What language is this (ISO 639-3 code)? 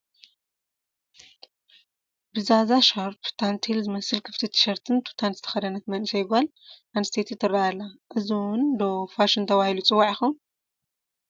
tir